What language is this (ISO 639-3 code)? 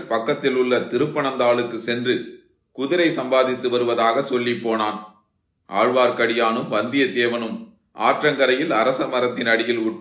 tam